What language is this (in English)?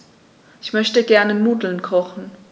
German